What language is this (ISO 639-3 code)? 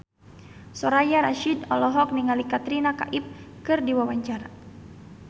sun